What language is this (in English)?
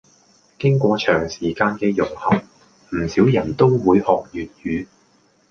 Cantonese